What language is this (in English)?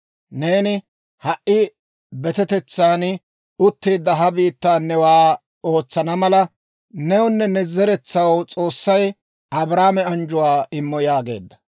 Dawro